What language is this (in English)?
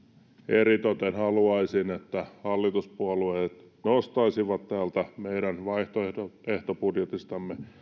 Finnish